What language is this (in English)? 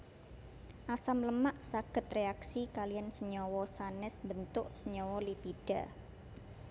Javanese